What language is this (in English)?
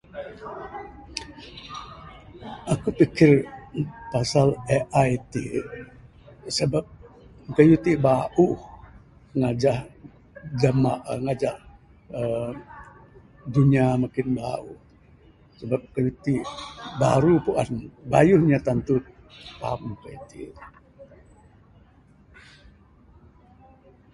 Bukar-Sadung Bidayuh